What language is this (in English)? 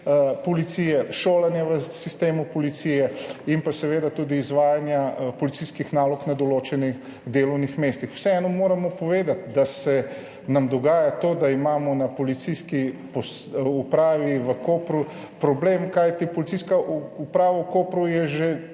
Slovenian